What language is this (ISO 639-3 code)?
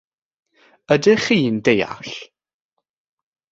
cym